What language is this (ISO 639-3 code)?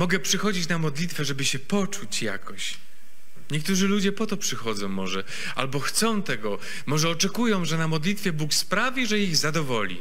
pol